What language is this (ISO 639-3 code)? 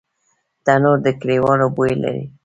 pus